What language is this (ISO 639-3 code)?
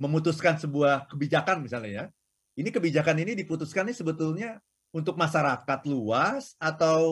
ind